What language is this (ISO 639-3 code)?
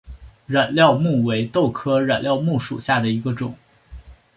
zho